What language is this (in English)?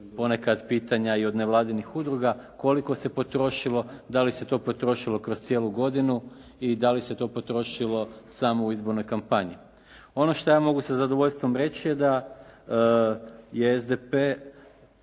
Croatian